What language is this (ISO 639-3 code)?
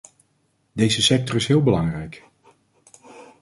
nld